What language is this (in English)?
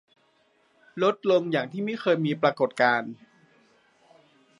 Thai